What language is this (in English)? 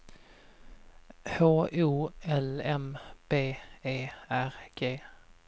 Swedish